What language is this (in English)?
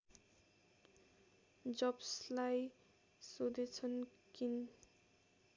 Nepali